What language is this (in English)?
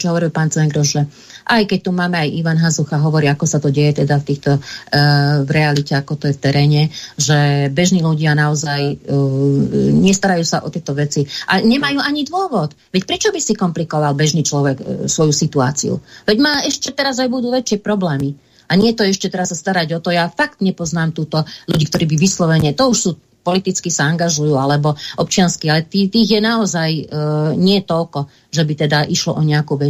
Slovak